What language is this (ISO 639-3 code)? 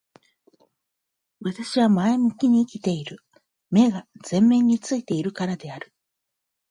jpn